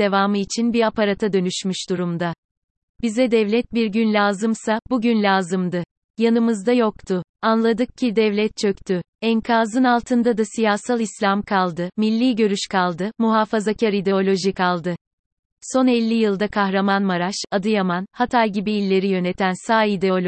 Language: Turkish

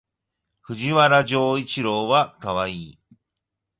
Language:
Japanese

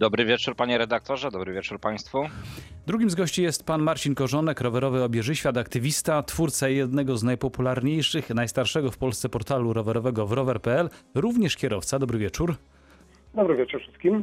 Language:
Polish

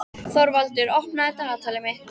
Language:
Icelandic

